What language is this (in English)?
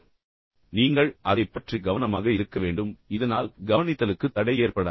Tamil